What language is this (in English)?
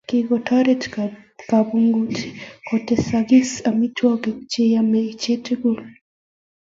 Kalenjin